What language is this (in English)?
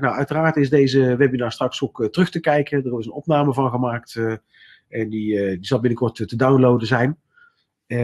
Dutch